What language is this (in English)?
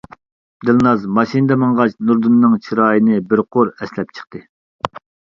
Uyghur